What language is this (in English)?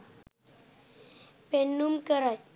Sinhala